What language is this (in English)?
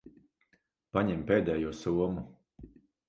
Latvian